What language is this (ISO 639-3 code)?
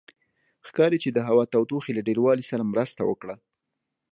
pus